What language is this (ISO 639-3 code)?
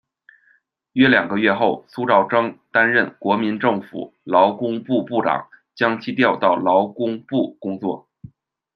zho